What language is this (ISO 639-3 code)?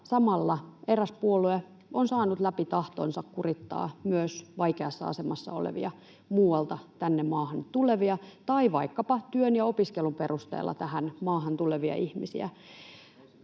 fin